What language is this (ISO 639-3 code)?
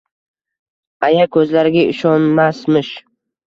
uzb